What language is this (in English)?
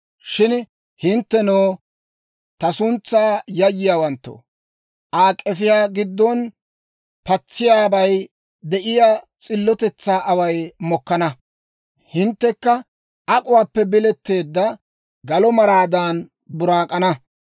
Dawro